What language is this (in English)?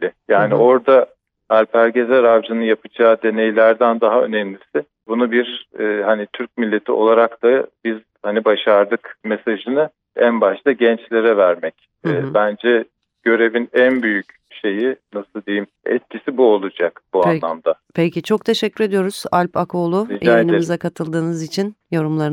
Turkish